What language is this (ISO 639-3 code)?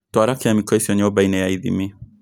kik